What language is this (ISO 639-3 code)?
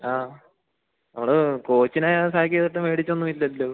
mal